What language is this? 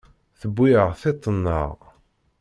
Kabyle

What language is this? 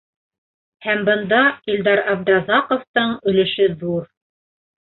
Bashkir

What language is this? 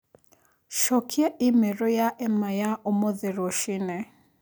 Kikuyu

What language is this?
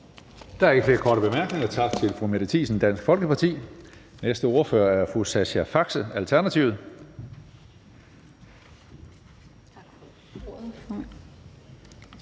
Danish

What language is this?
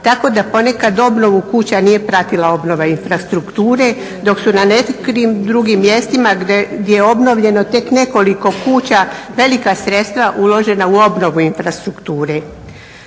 Croatian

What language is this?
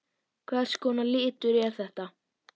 Icelandic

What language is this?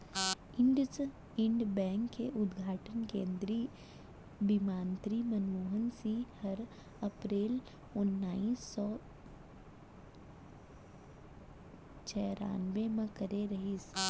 Chhattisgarhi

